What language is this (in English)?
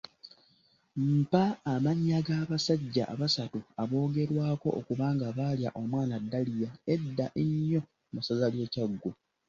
Ganda